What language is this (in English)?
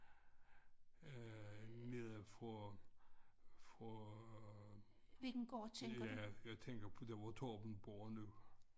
Danish